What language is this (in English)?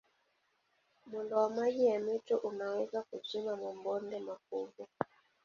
Swahili